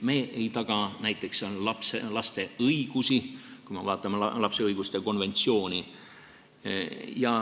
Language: Estonian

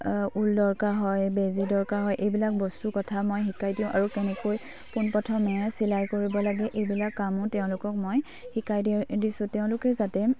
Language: Assamese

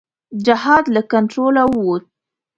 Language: Pashto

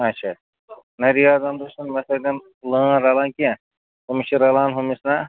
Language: Kashmiri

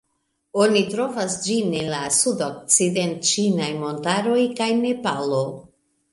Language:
Esperanto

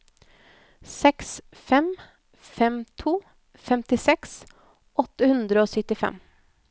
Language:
Norwegian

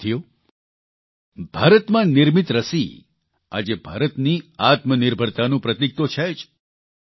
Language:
Gujarati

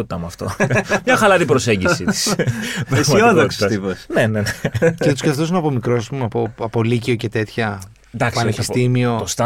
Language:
Greek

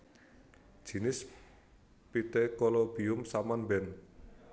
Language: Javanese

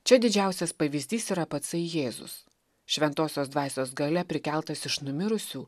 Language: Lithuanian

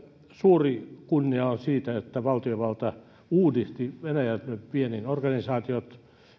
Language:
Finnish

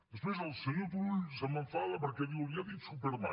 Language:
Catalan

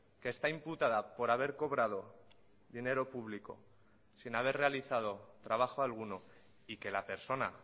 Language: Spanish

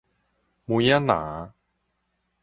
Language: Min Nan Chinese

